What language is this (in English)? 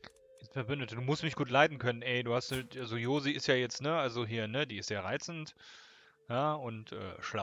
German